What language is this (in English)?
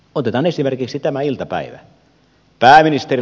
Finnish